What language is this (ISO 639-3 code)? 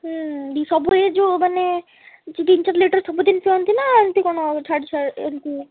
ori